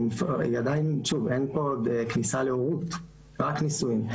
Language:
Hebrew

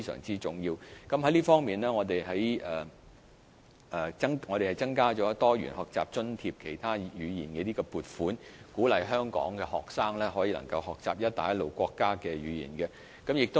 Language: Cantonese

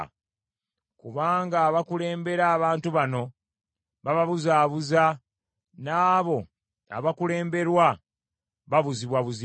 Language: Ganda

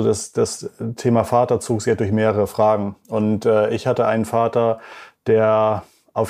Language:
German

